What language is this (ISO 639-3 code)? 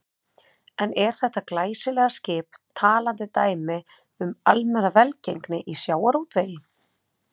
isl